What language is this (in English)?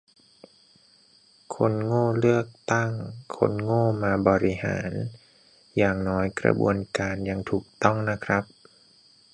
Thai